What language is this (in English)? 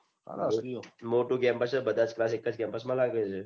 Gujarati